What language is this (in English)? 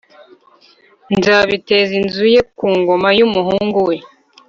Kinyarwanda